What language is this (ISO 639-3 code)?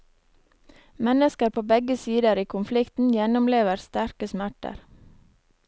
nor